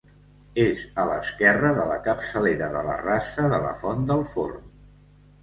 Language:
Catalan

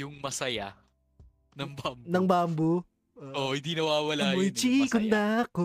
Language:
Filipino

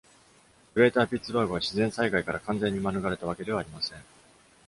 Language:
Japanese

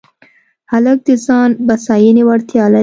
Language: Pashto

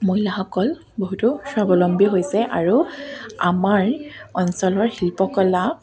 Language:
Assamese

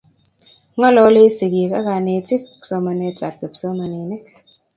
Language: Kalenjin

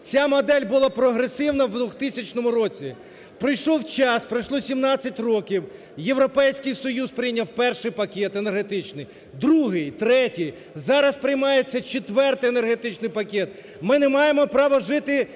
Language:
Ukrainian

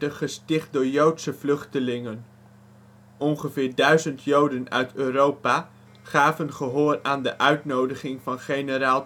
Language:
Dutch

